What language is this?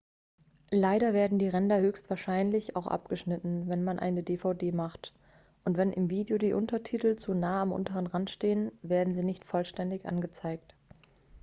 German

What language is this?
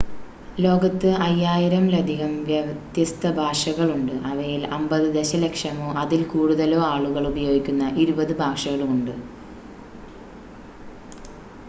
Malayalam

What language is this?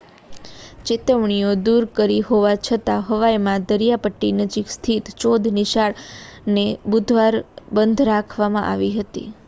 Gujarati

